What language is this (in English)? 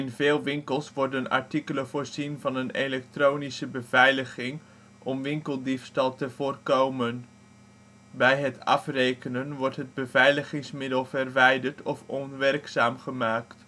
Dutch